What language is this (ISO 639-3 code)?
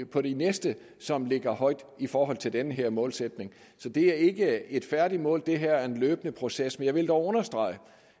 dan